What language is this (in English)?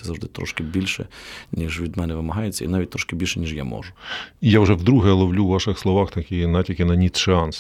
Ukrainian